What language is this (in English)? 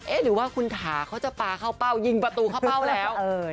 Thai